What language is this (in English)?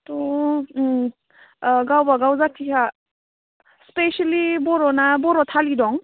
Bodo